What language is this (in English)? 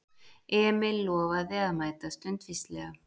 Icelandic